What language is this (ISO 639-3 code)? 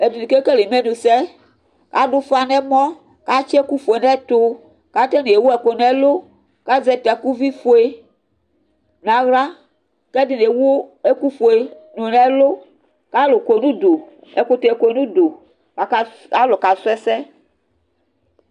kpo